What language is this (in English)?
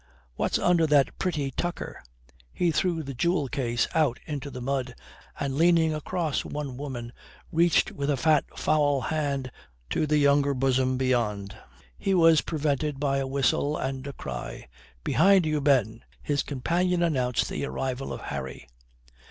English